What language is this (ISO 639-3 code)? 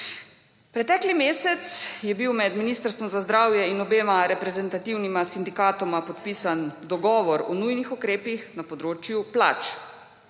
slv